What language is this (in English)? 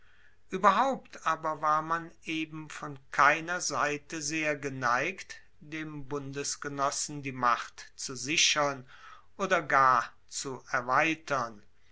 German